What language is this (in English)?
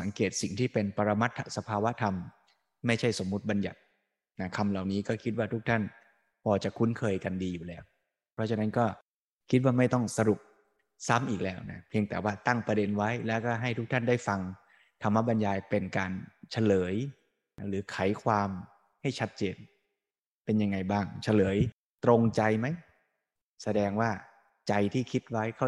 Thai